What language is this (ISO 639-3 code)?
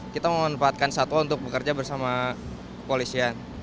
ind